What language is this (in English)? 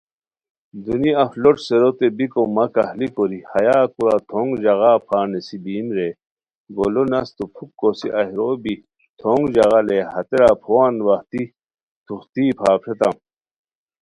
Khowar